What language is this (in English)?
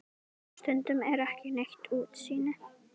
Icelandic